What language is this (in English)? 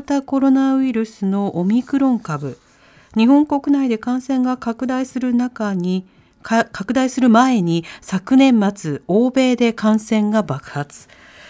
Japanese